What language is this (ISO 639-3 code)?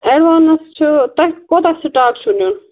kas